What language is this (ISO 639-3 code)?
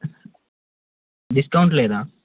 tel